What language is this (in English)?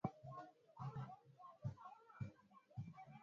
Swahili